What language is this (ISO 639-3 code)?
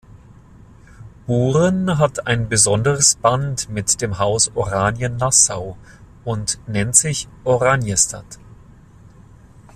deu